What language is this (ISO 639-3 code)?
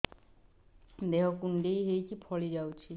ori